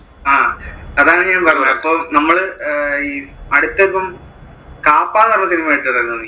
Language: Malayalam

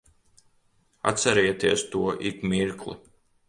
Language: Latvian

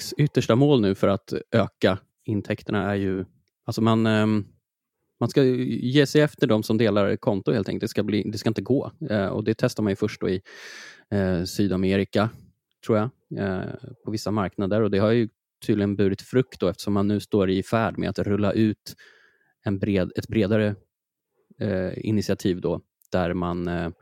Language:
Swedish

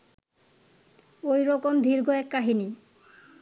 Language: Bangla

